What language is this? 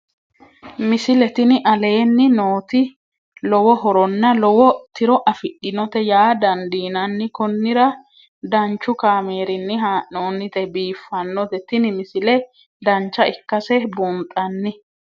Sidamo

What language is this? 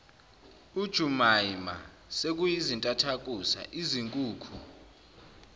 Zulu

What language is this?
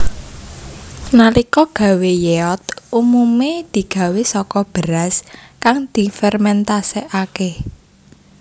Javanese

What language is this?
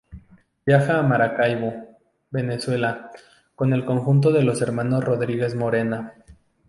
Spanish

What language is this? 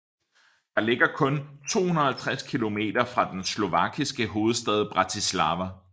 Danish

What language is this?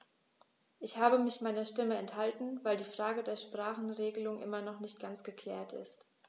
German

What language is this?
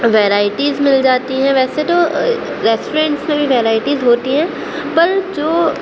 Urdu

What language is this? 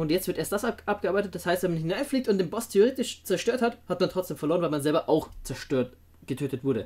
German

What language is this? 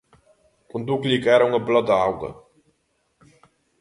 Galician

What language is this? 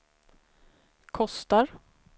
Swedish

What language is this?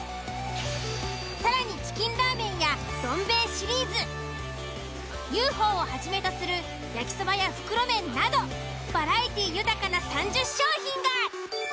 Japanese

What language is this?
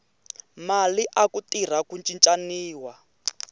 Tsonga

